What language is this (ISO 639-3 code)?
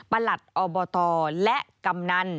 tha